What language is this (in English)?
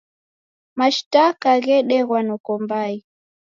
Taita